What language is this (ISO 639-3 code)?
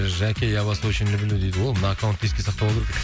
kaz